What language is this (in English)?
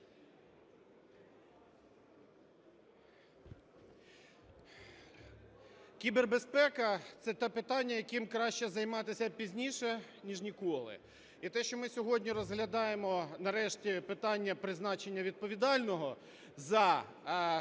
Ukrainian